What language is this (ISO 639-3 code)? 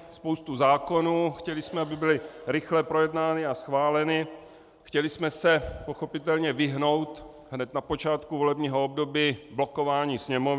ces